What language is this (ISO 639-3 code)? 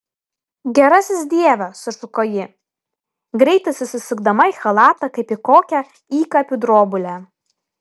lit